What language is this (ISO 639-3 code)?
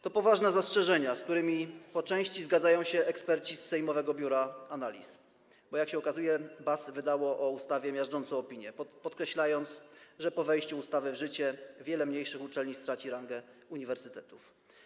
pol